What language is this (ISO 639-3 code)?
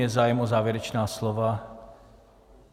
ces